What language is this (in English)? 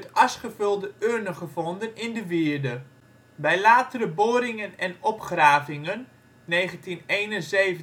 Dutch